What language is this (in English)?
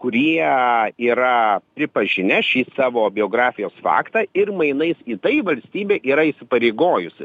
Lithuanian